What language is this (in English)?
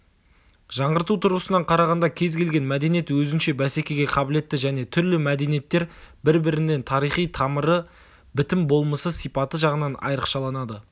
Kazakh